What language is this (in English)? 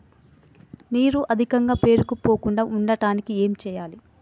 Telugu